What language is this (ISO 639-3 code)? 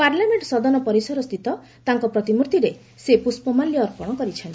ori